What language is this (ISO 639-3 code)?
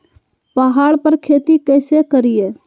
mag